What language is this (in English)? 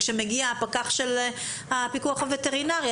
Hebrew